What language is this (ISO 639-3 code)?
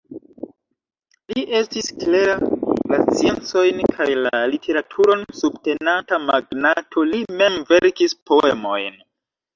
epo